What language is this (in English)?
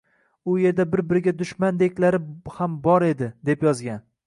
Uzbek